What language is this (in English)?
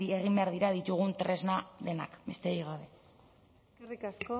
Basque